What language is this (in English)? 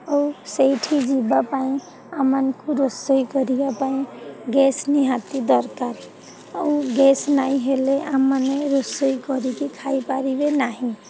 Odia